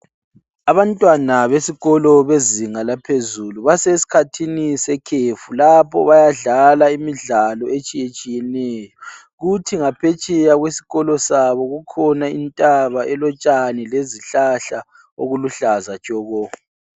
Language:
North Ndebele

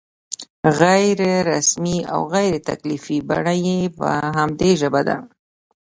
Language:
Pashto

